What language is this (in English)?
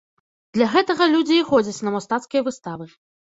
Belarusian